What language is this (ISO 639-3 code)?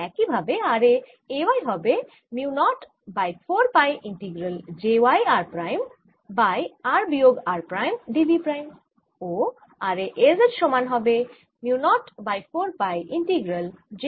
ben